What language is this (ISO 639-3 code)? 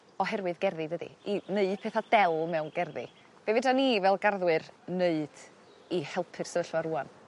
cym